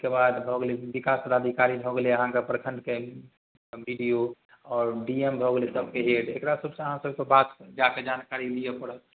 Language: Maithili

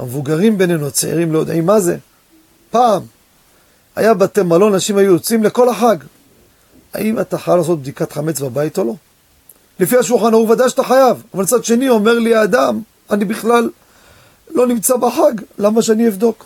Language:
Hebrew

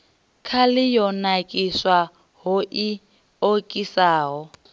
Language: Venda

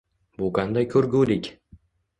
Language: Uzbek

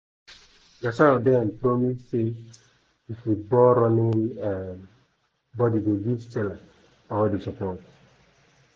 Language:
Nigerian Pidgin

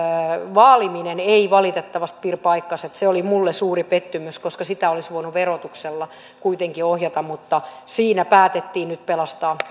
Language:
Finnish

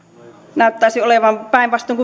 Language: Finnish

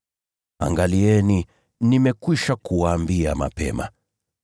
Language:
Swahili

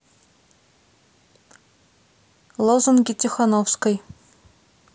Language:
Russian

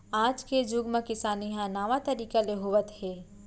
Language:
Chhattisgarhi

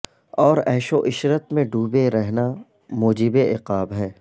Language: Urdu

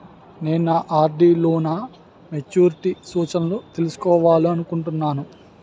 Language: Telugu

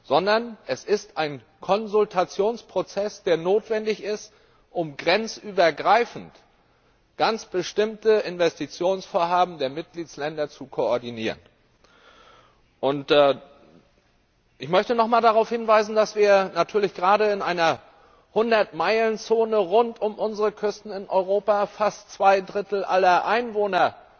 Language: German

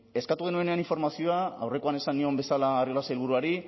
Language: Basque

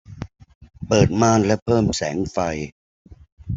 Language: Thai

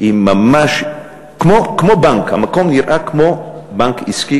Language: Hebrew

